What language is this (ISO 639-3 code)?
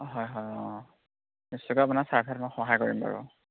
asm